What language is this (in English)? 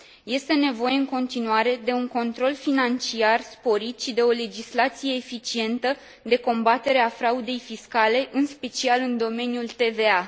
Romanian